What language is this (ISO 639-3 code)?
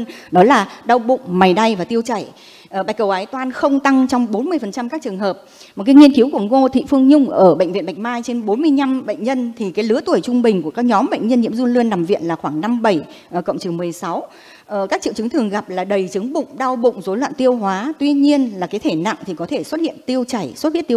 vie